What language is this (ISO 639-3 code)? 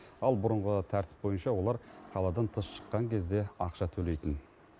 kaz